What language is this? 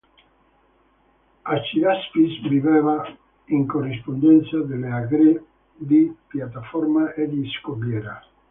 Italian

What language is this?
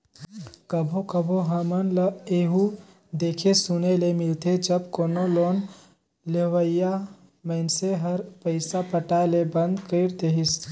Chhattisgarhi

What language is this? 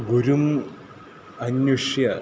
Sanskrit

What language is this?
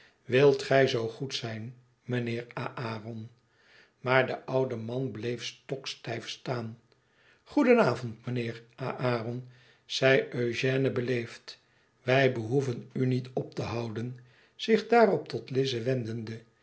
Dutch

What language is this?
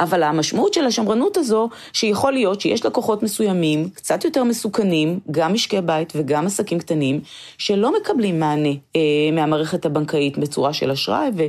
Hebrew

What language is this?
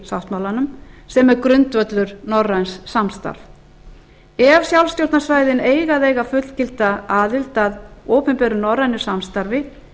Icelandic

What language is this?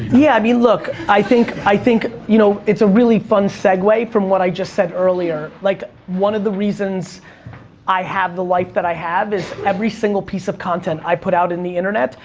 English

